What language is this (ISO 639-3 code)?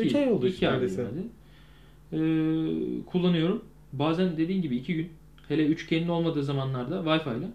tur